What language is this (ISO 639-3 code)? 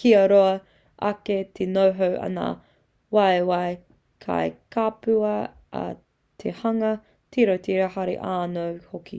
mri